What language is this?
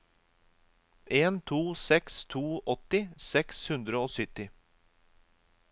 Norwegian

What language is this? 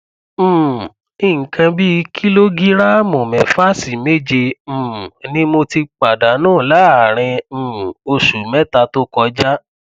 Yoruba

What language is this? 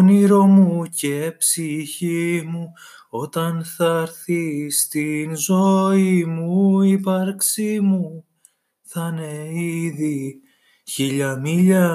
Greek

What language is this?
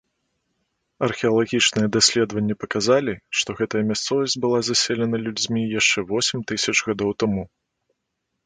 Belarusian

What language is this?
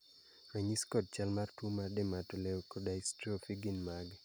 Luo (Kenya and Tanzania)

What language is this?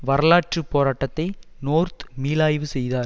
Tamil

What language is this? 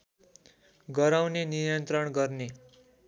Nepali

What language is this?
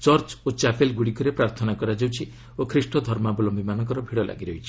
Odia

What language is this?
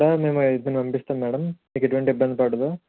Telugu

